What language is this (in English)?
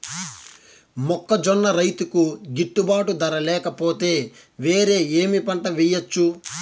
Telugu